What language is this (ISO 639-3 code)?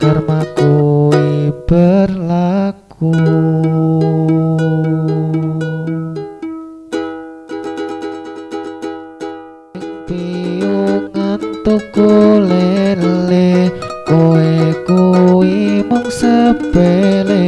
ind